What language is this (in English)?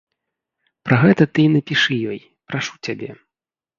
Belarusian